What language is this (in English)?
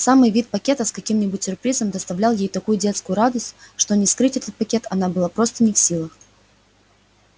Russian